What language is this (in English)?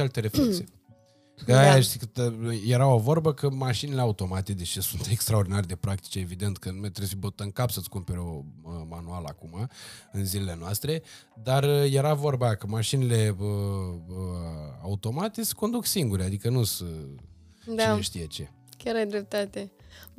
Romanian